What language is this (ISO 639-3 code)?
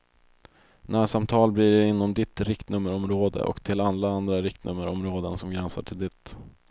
swe